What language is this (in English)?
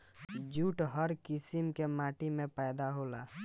Bhojpuri